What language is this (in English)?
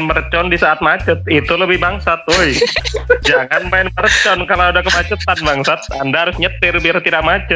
Indonesian